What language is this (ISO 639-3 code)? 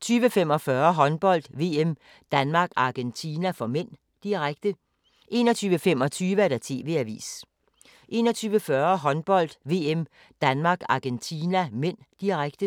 dan